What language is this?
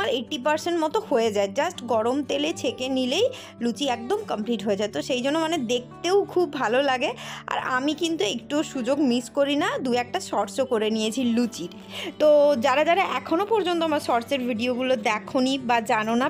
Hindi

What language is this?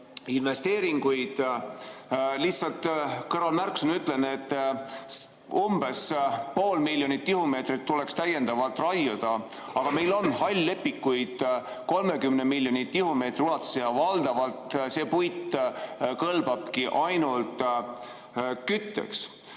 Estonian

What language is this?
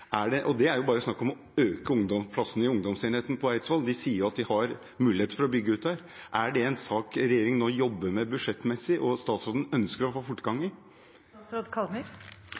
Norwegian Bokmål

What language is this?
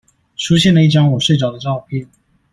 Chinese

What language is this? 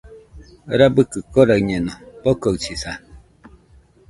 Nüpode Huitoto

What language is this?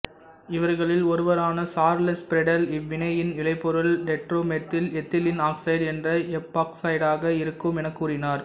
Tamil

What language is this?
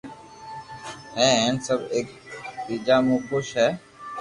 Loarki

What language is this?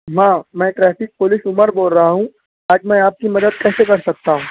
Urdu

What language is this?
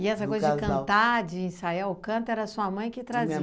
Portuguese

